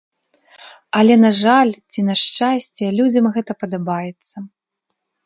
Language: Belarusian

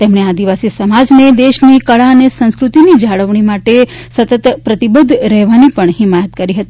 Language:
Gujarati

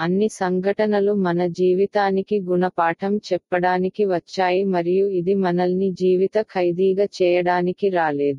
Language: Tamil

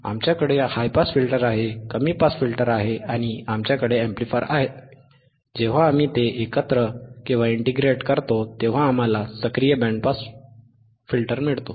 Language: Marathi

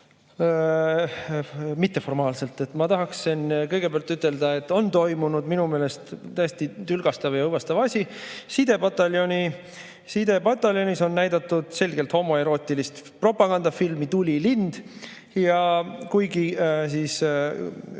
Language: Estonian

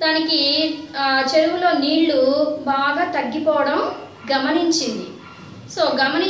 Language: Romanian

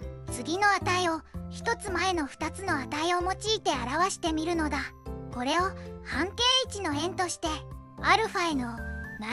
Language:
Japanese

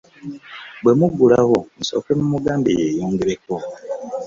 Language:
Ganda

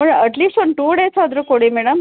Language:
Kannada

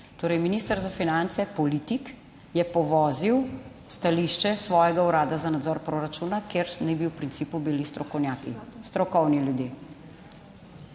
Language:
Slovenian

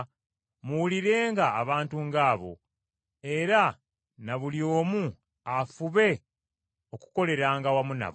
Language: Ganda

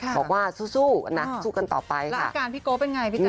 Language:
Thai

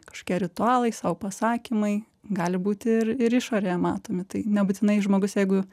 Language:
Lithuanian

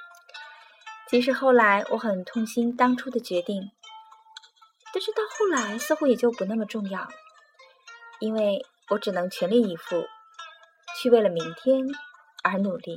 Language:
Chinese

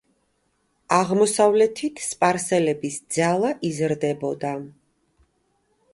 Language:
Georgian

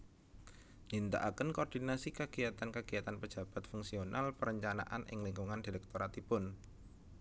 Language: Javanese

